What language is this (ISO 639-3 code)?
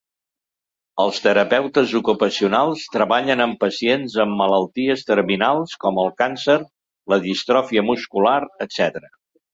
cat